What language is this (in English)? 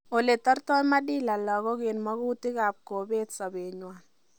Kalenjin